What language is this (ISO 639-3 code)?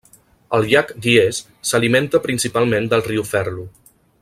cat